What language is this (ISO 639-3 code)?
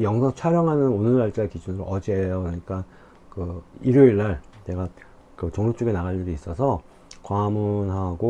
kor